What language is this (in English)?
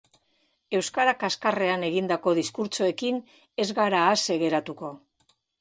Basque